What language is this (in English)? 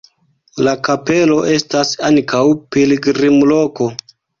Esperanto